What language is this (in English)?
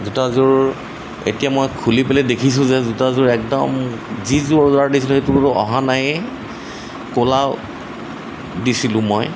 Assamese